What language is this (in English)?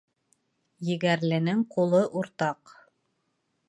Bashkir